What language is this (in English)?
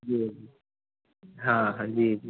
Maithili